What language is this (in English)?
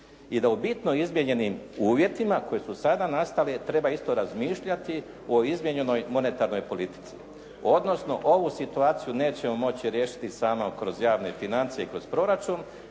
Croatian